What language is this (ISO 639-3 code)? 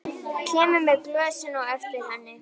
isl